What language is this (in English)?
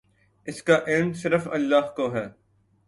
Urdu